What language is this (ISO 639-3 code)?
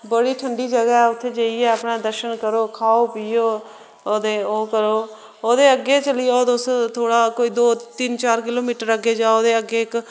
doi